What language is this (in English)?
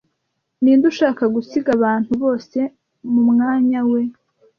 Kinyarwanda